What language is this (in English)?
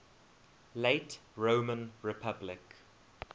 English